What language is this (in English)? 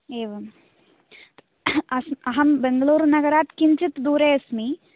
Sanskrit